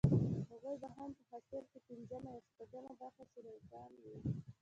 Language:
Pashto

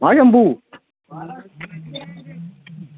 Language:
Dogri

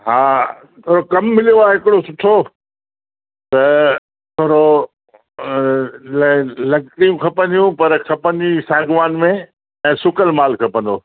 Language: Sindhi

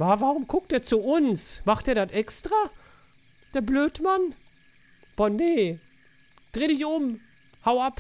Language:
German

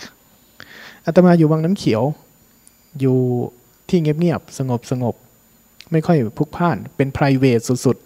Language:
Thai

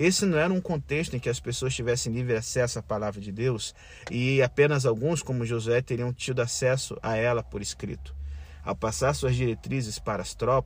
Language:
Portuguese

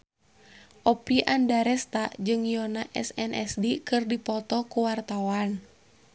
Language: Sundanese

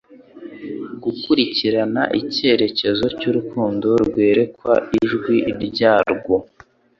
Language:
Kinyarwanda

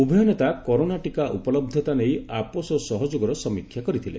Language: Odia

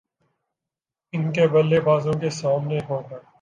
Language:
Urdu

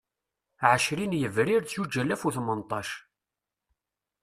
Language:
Kabyle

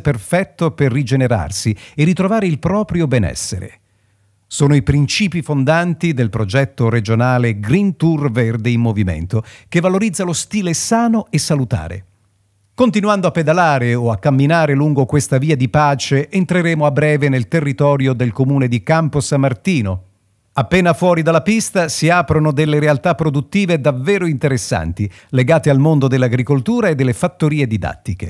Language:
Italian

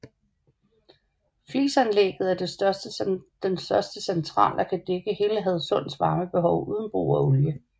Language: Danish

